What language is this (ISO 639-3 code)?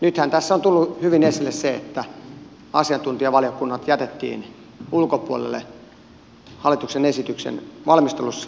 fin